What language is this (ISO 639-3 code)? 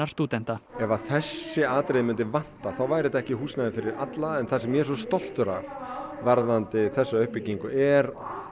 isl